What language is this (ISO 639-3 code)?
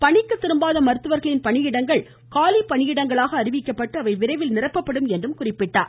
tam